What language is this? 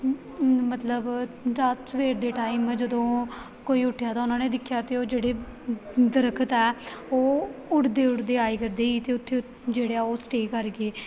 Punjabi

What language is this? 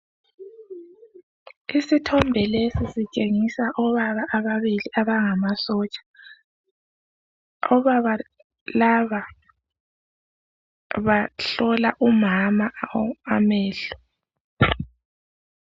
North Ndebele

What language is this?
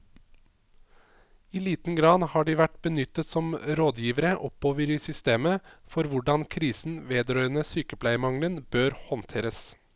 Norwegian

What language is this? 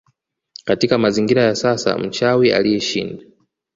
Swahili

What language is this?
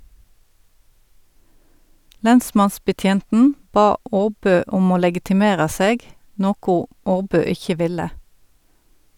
Norwegian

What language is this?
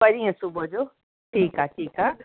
Sindhi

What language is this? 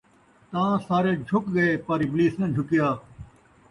Saraiki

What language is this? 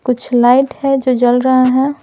Hindi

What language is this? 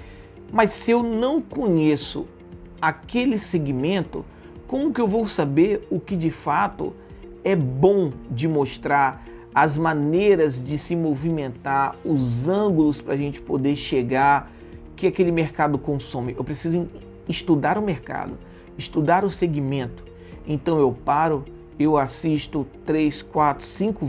Portuguese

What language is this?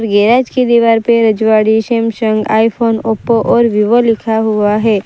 Hindi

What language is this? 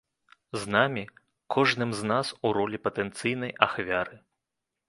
Belarusian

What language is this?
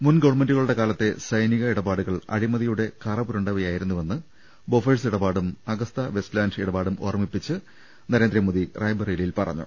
Malayalam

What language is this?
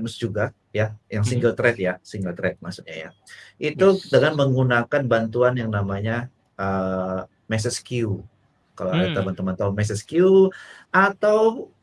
Indonesian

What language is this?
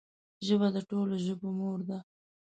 Pashto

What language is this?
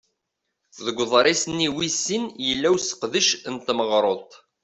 Kabyle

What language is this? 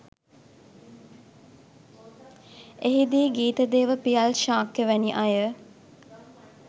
Sinhala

